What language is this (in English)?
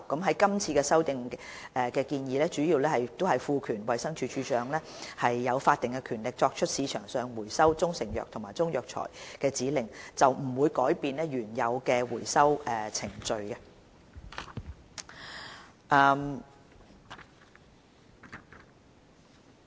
Cantonese